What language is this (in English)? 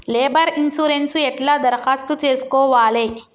Telugu